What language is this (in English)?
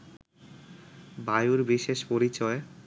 Bangla